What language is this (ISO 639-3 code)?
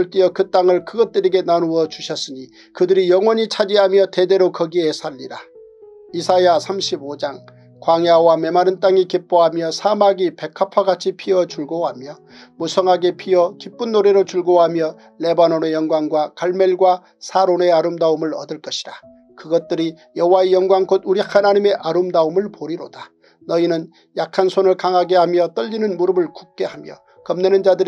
kor